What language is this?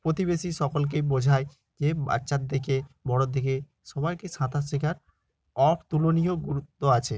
Bangla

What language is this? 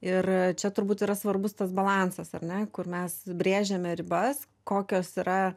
Lithuanian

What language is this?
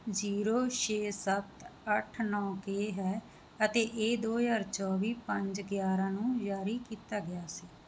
Punjabi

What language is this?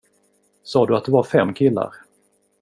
Swedish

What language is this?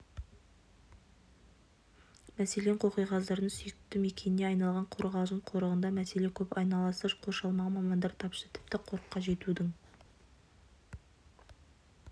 Kazakh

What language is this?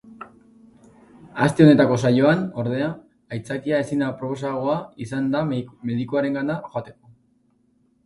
Basque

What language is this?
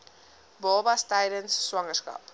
Afrikaans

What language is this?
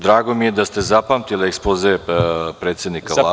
Serbian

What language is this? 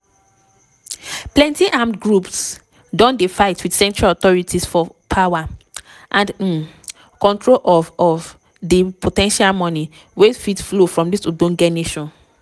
Nigerian Pidgin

